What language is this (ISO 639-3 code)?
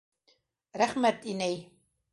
bak